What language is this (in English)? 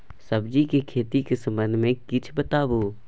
Maithili